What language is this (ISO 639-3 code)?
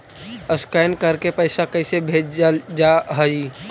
mag